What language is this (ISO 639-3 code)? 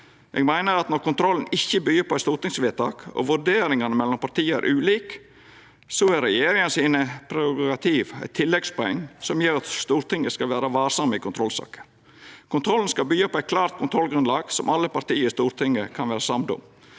nor